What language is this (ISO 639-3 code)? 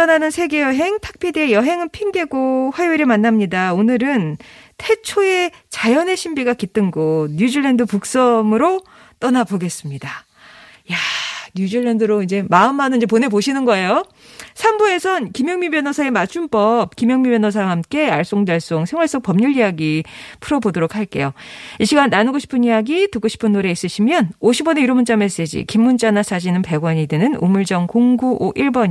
kor